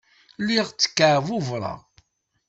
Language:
Kabyle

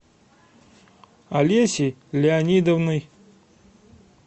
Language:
Russian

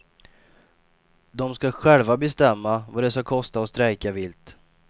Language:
Swedish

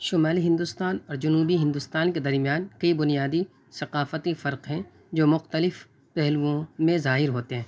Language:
Urdu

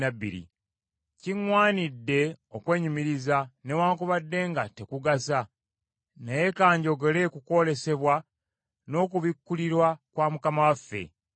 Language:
Ganda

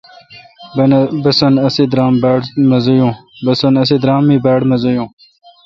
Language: Kalkoti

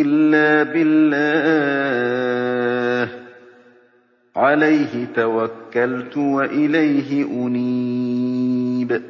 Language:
Arabic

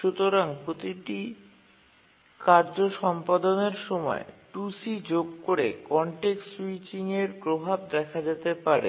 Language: Bangla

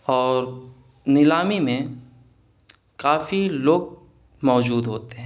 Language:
Urdu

